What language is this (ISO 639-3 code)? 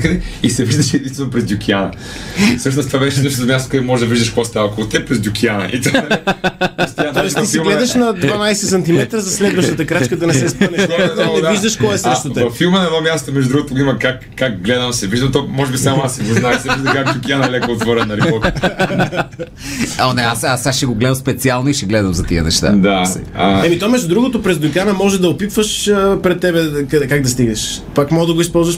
bul